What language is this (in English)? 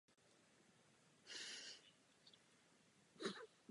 Czech